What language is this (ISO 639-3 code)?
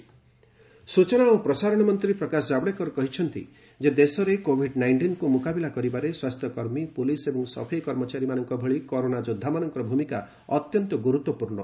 ori